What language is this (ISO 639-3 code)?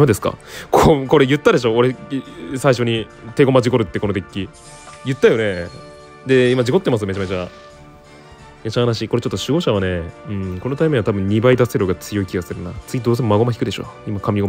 jpn